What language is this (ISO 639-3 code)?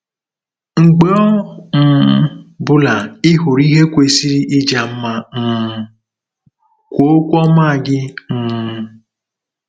ibo